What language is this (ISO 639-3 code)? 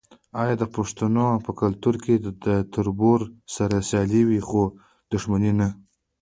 pus